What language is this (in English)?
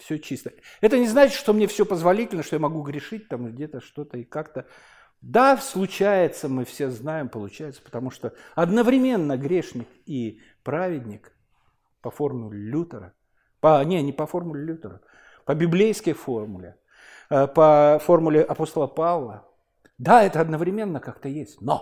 Russian